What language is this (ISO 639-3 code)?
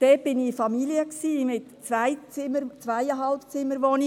gsw